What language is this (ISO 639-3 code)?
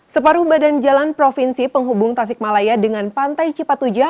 ind